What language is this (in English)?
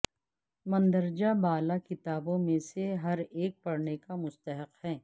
Urdu